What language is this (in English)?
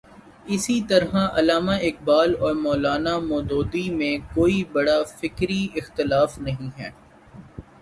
Urdu